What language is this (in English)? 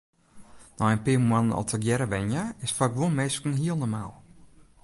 Western Frisian